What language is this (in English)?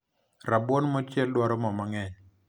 Luo (Kenya and Tanzania)